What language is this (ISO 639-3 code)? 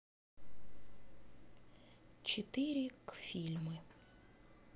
rus